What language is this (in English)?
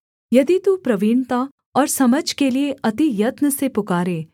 Hindi